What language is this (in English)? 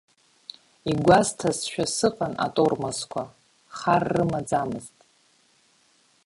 Abkhazian